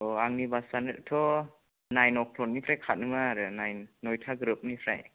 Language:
Bodo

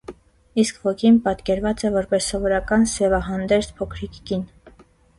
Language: Armenian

